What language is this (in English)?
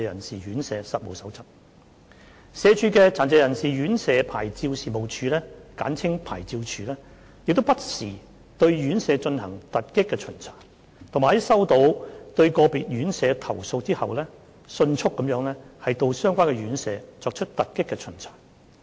Cantonese